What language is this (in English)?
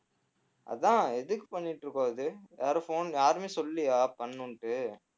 Tamil